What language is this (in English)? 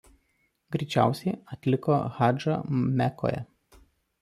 Lithuanian